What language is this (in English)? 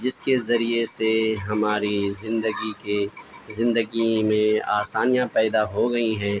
Urdu